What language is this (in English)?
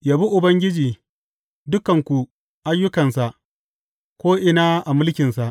Hausa